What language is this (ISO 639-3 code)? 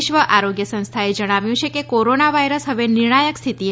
guj